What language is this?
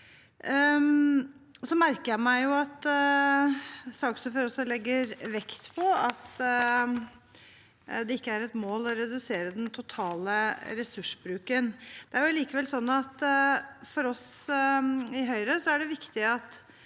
Norwegian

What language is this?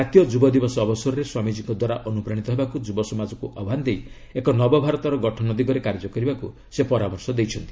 Odia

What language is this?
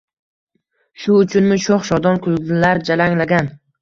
Uzbek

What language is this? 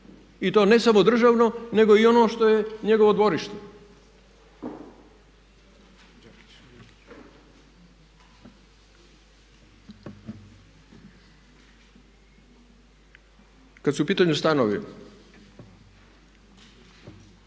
Croatian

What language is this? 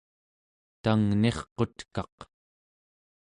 Central Yupik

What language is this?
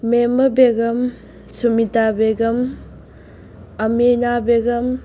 Manipuri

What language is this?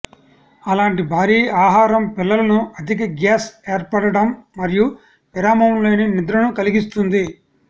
Telugu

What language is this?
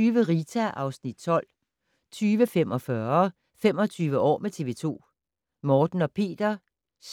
Danish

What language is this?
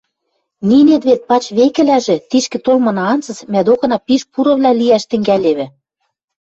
Western Mari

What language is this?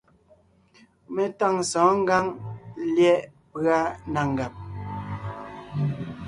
Ngiemboon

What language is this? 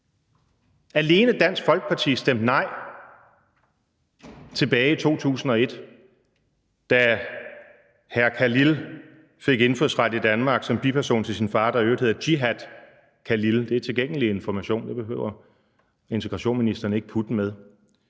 Danish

